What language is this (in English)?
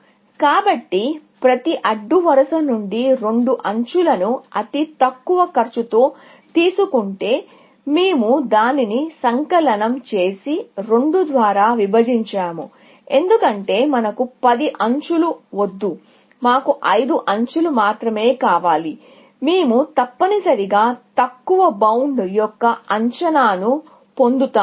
Telugu